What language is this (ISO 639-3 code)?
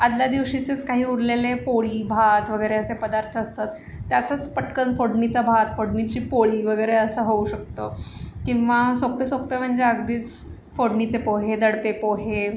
mar